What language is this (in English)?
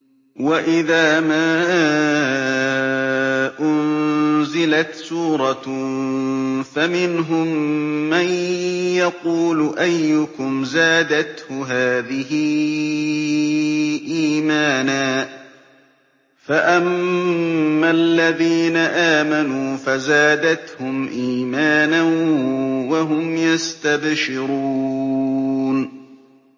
Arabic